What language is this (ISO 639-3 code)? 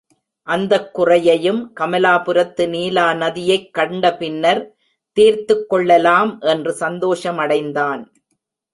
tam